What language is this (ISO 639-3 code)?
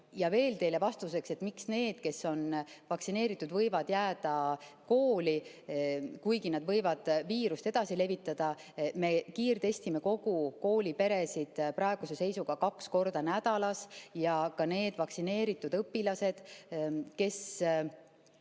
est